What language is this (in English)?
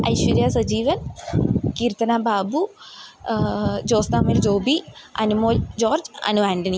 Malayalam